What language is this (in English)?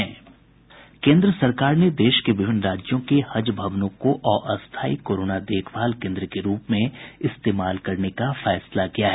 Hindi